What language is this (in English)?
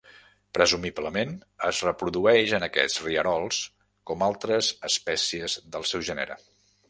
Catalan